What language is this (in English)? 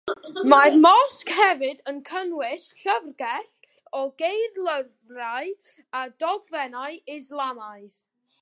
Welsh